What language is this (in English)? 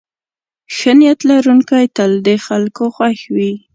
Pashto